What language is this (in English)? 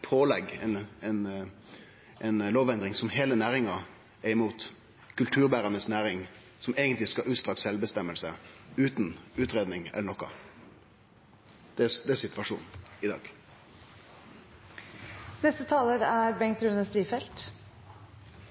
Norwegian